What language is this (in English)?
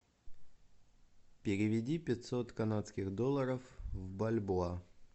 Russian